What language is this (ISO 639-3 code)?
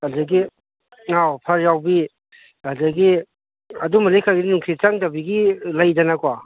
mni